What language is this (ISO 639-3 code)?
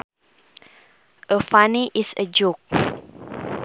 sun